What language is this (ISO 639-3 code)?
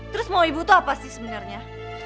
ind